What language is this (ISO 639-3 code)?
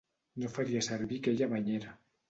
cat